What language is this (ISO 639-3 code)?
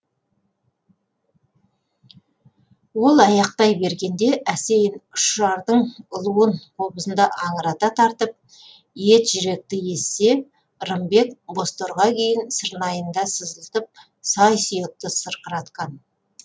kaz